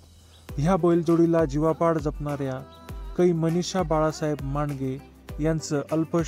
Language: Hindi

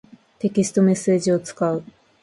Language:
Japanese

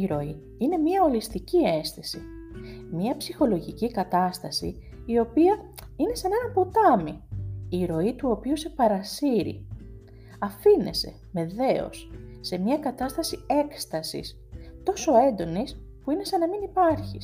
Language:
Greek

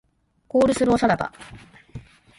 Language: Japanese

